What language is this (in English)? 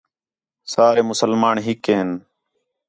Khetrani